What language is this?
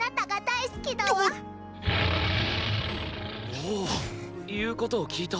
Japanese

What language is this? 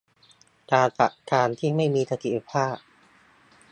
Thai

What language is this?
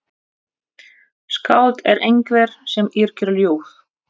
Icelandic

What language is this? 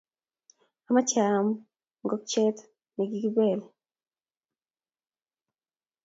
Kalenjin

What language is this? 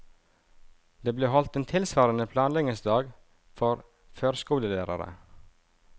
Norwegian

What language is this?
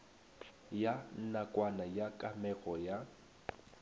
Northern Sotho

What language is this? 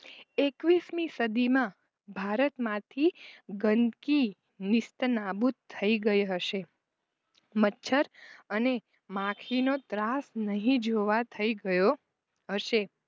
Gujarati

